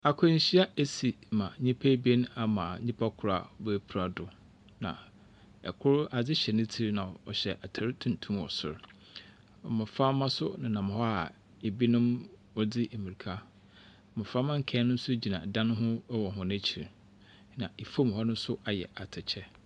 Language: Akan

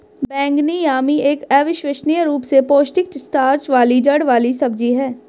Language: Hindi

